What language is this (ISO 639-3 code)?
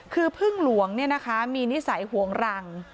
tha